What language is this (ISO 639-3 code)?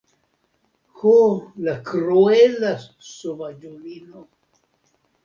epo